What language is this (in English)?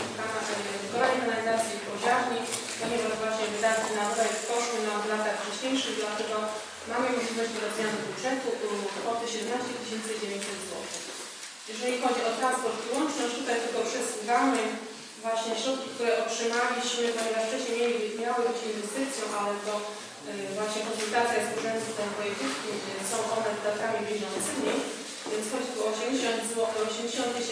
Polish